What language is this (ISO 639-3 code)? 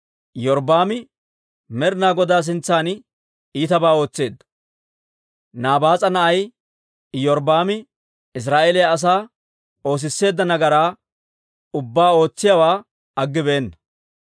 dwr